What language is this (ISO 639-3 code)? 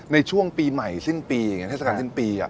tha